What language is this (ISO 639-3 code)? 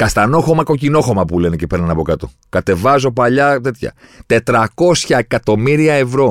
ell